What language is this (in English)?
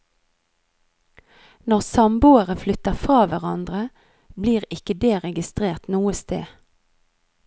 Norwegian